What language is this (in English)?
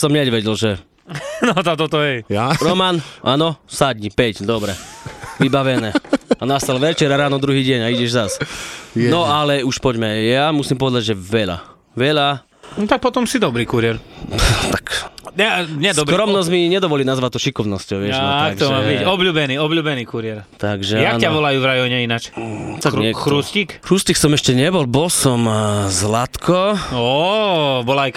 Slovak